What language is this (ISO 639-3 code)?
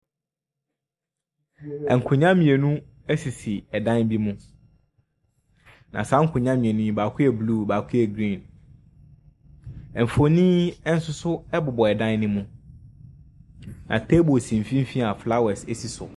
aka